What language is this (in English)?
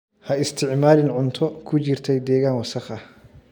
Somali